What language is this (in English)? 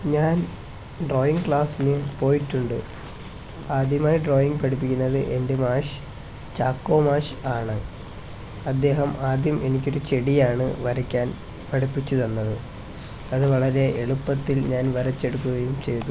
Malayalam